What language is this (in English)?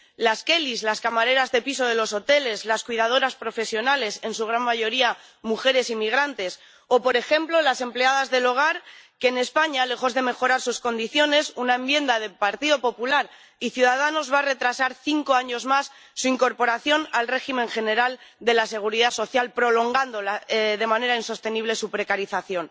Spanish